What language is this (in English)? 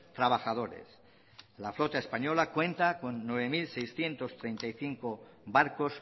Spanish